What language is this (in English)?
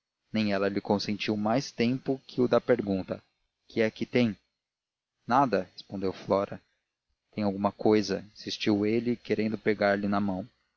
Portuguese